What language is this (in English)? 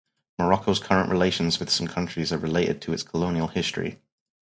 English